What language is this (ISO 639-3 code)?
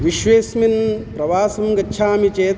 san